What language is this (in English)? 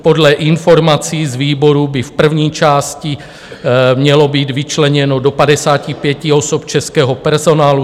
Czech